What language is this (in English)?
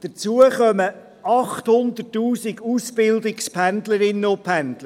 Swiss German